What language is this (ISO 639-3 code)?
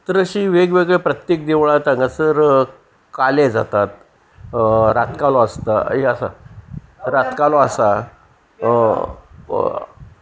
kok